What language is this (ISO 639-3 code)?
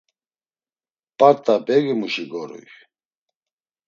lzz